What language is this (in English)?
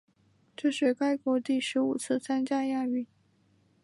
Chinese